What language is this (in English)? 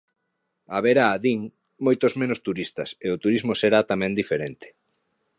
Galician